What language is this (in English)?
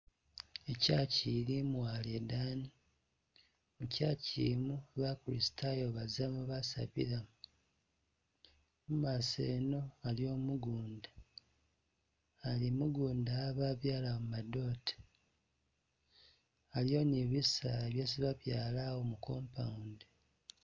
Masaaba